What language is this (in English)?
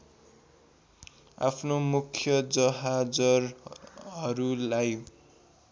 Nepali